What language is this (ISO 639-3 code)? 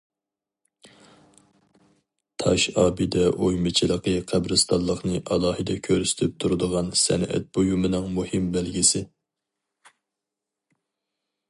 uig